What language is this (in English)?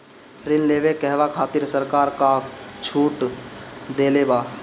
Bhojpuri